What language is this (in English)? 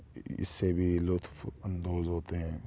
Urdu